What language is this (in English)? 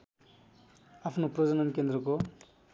Nepali